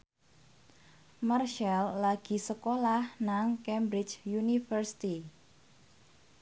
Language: Javanese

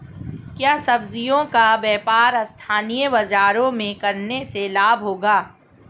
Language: Hindi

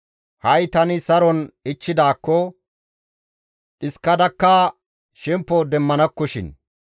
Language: Gamo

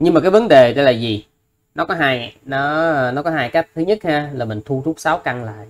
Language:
Vietnamese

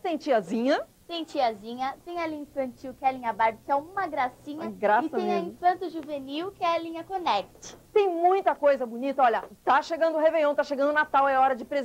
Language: Portuguese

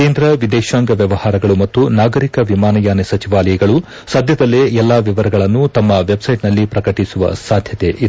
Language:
Kannada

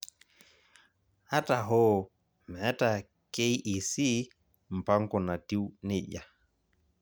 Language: Masai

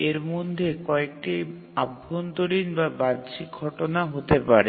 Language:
Bangla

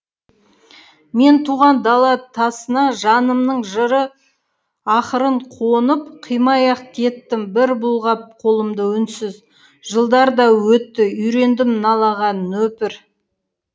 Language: Kazakh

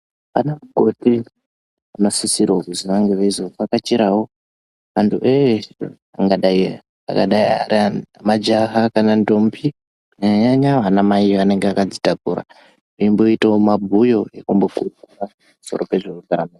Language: Ndau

